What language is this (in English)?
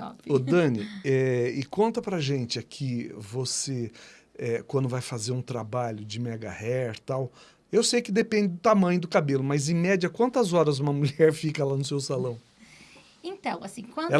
Portuguese